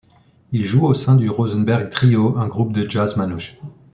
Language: French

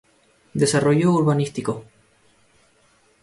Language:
Spanish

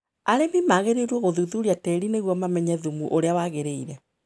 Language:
Kikuyu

